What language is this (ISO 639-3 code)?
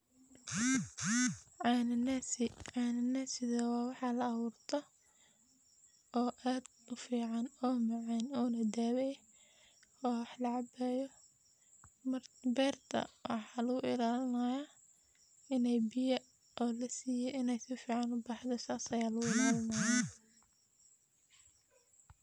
som